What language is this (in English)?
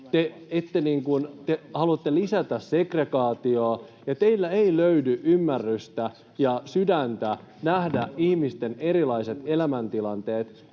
Finnish